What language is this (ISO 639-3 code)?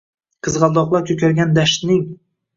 uzb